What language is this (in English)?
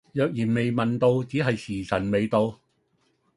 Cantonese